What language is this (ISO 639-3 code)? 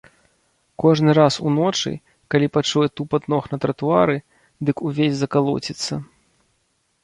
bel